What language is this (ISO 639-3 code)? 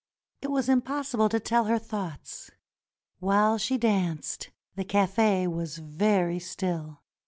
eng